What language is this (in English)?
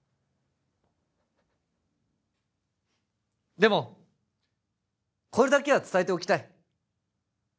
Japanese